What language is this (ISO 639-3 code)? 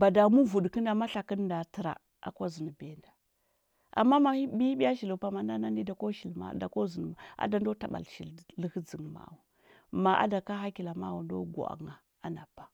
hbb